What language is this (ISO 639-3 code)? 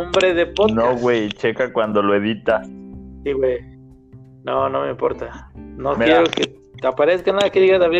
spa